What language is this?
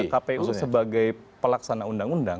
Indonesian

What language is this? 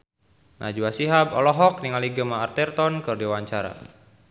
Sundanese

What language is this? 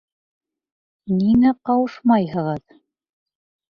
Bashkir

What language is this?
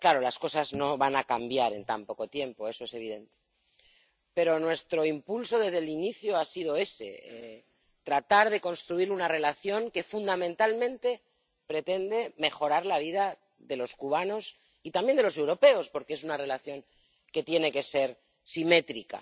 Spanish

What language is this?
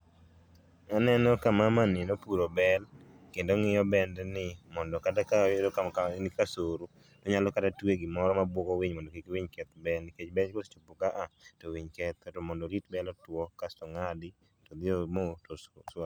Luo (Kenya and Tanzania)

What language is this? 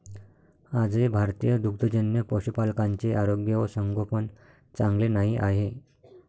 Marathi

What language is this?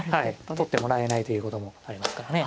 Japanese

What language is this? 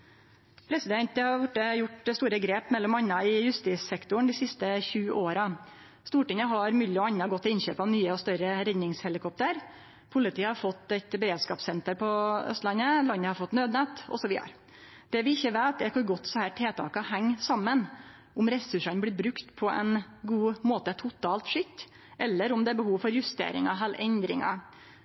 Norwegian Nynorsk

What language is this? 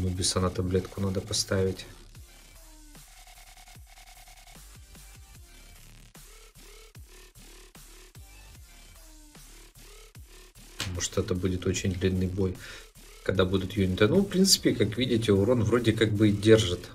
Russian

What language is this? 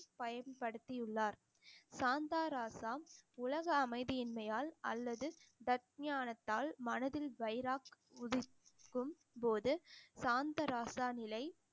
Tamil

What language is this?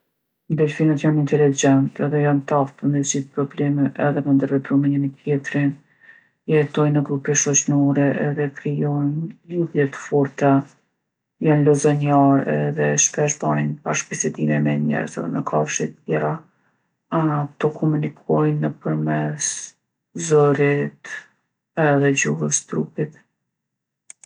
Gheg Albanian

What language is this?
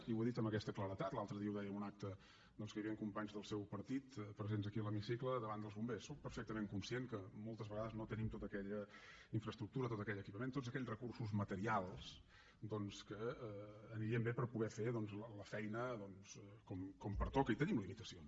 Catalan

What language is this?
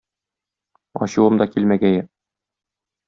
Tatar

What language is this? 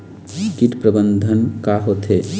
Chhattisgarhi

